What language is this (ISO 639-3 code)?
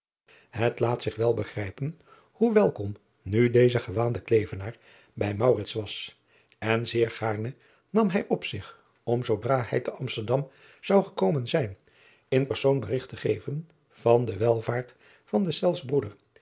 nld